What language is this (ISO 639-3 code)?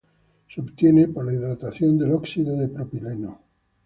spa